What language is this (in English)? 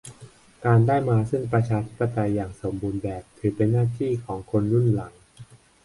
Thai